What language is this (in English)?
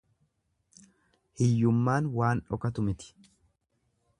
Oromo